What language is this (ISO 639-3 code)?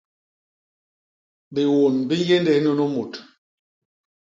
bas